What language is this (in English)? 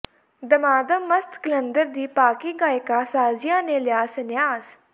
Punjabi